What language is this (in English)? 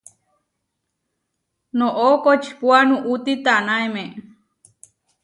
Huarijio